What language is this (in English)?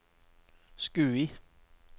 Norwegian